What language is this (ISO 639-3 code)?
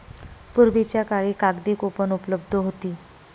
mar